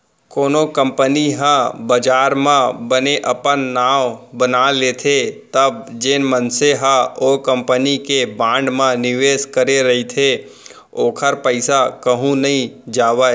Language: Chhattisgarhi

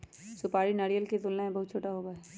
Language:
Magahi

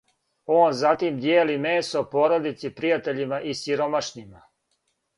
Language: Serbian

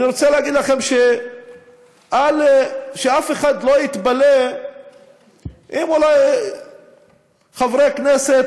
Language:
Hebrew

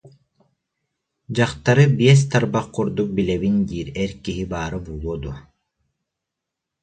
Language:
Yakut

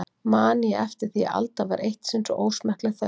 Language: Icelandic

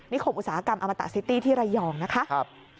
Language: Thai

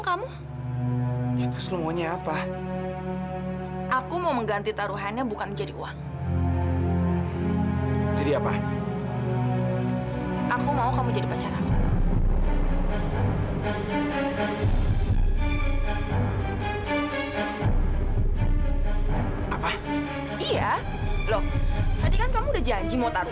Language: Indonesian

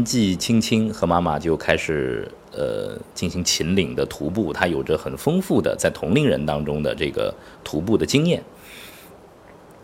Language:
Chinese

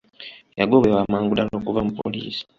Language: Ganda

